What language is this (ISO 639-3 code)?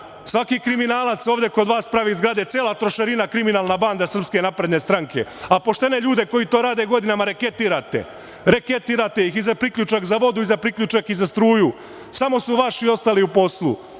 srp